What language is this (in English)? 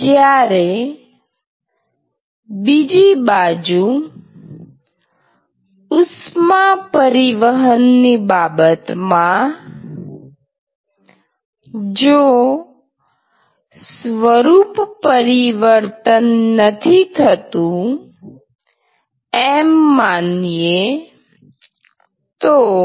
Gujarati